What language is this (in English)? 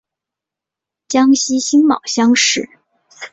Chinese